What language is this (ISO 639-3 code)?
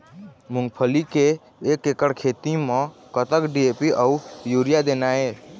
hne